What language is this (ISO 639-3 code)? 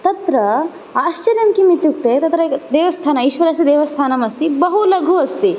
san